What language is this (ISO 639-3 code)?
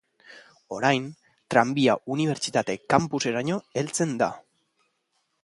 eus